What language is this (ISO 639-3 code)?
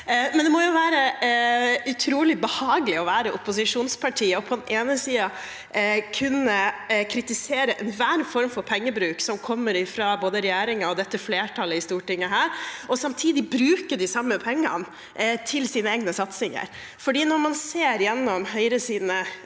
nor